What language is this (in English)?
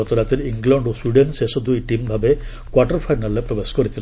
Odia